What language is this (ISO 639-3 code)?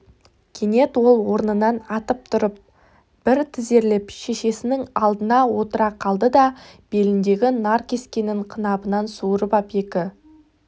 kaz